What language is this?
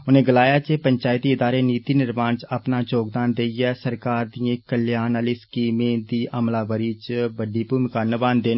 Dogri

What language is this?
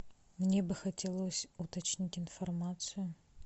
Russian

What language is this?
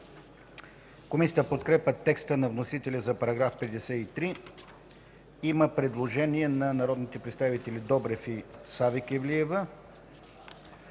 Bulgarian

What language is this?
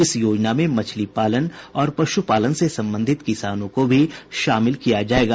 Hindi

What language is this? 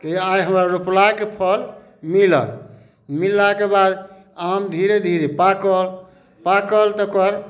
Maithili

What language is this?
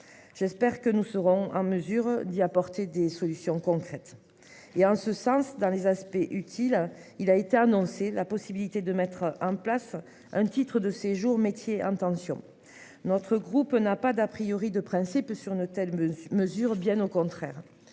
French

